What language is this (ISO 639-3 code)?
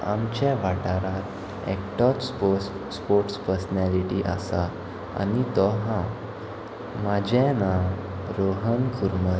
kok